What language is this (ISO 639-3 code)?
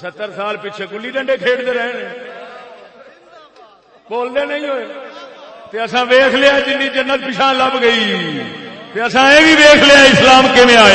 urd